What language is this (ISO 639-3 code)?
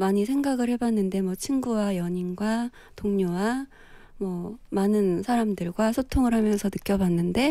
kor